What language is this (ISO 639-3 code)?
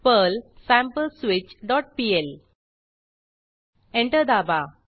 mar